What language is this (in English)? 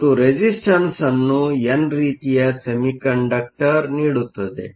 Kannada